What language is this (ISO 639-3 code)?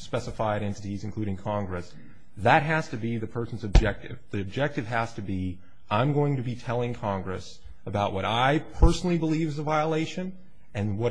eng